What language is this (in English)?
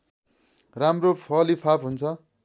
Nepali